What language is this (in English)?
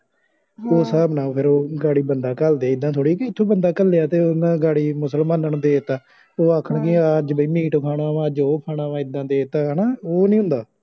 Punjabi